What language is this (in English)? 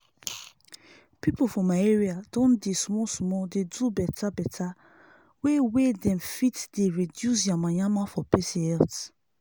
Nigerian Pidgin